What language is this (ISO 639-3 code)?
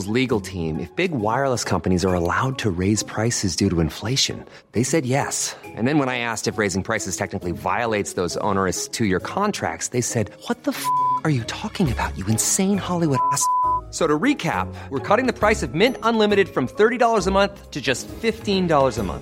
fil